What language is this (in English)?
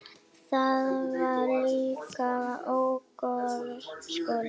Icelandic